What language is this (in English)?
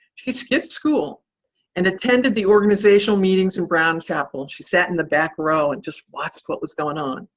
English